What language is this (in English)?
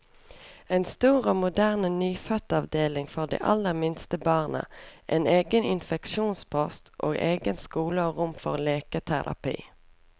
Norwegian